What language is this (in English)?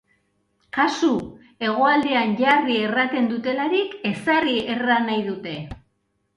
Basque